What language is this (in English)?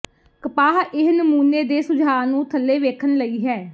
Punjabi